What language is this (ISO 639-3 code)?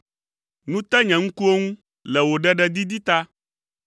ewe